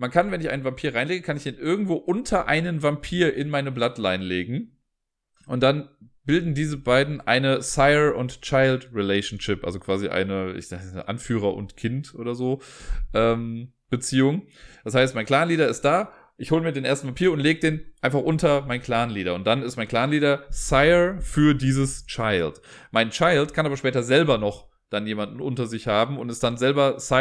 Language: German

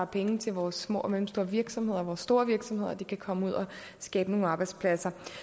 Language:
Danish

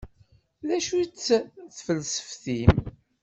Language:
Kabyle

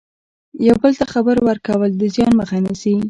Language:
Pashto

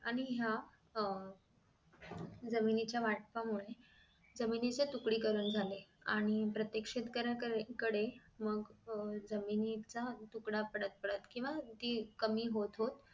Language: Marathi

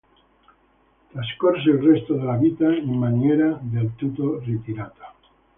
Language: Italian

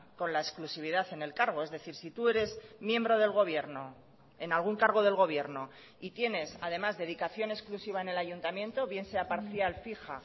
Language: Spanish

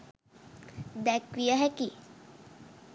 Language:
Sinhala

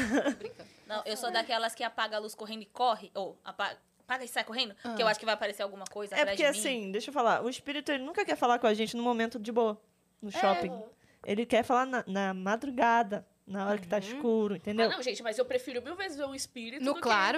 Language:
Portuguese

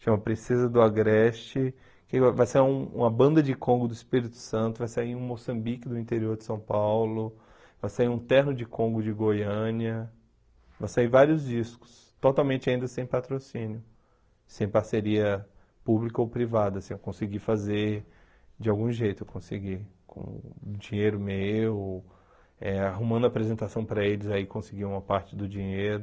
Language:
Portuguese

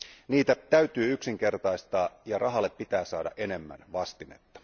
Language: Finnish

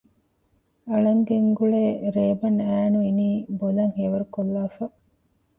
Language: Divehi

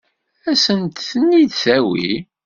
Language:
Kabyle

